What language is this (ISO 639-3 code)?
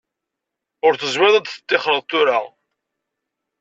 kab